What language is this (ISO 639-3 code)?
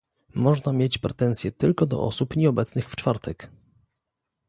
pol